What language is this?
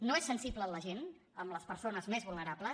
Catalan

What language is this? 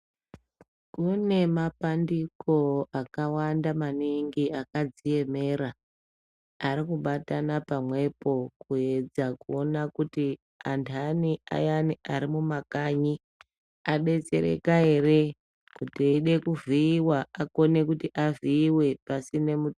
Ndau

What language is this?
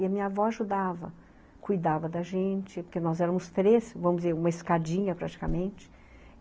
Portuguese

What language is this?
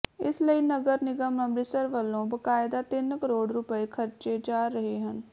Punjabi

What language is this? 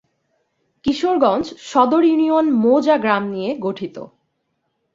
Bangla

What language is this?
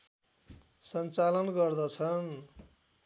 Nepali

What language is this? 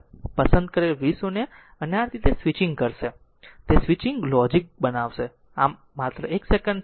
Gujarati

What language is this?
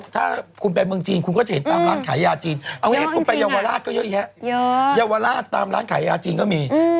Thai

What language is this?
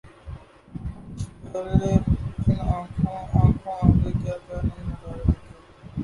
Urdu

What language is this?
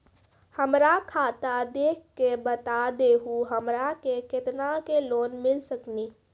Maithili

